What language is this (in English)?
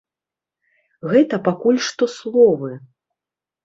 Belarusian